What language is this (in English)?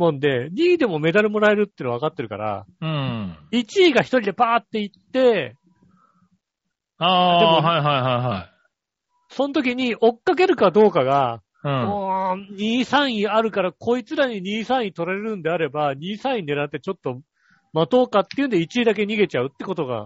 Japanese